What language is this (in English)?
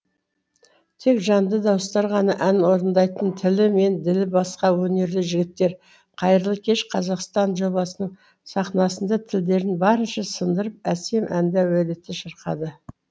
Kazakh